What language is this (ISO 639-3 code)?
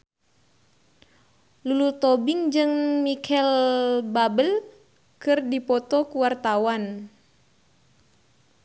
sun